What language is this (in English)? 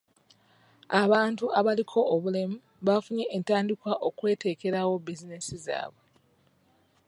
Ganda